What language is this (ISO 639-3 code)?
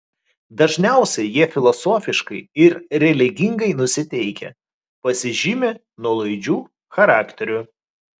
lit